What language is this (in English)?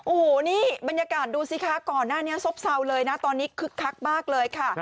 Thai